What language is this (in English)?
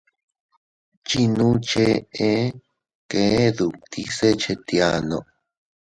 Teutila Cuicatec